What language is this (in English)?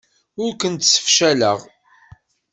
Kabyle